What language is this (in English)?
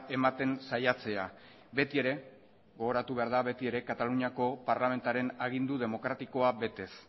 Basque